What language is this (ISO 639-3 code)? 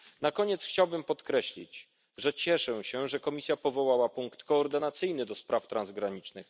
pol